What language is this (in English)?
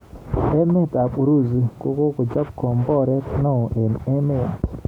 Kalenjin